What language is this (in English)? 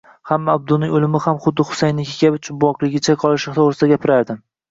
Uzbek